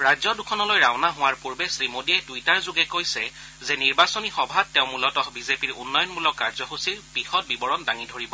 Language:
Assamese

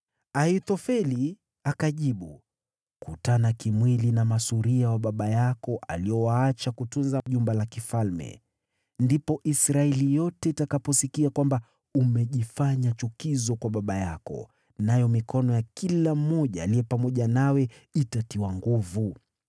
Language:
Swahili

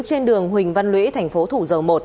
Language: Vietnamese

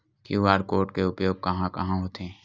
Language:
Chhattisgarhi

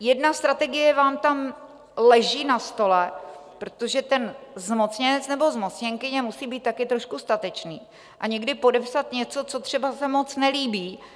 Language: Czech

